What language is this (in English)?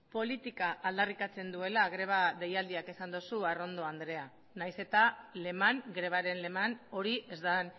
Basque